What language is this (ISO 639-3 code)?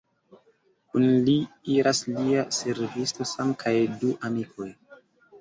epo